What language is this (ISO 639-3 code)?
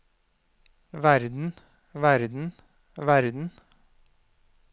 nor